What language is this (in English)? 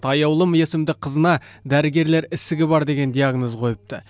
Kazakh